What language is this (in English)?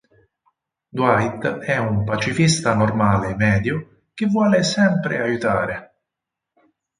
Italian